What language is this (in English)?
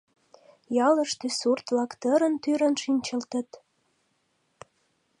Mari